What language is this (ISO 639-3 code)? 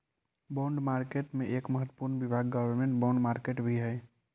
mag